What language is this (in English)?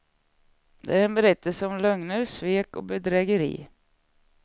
Swedish